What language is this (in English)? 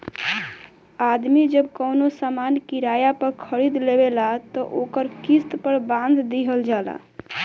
Bhojpuri